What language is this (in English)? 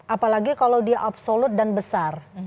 Indonesian